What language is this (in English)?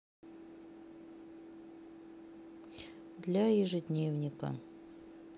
Russian